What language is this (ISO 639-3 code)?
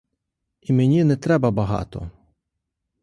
ukr